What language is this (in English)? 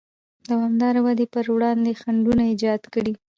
Pashto